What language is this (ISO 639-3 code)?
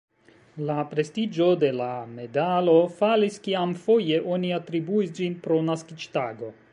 epo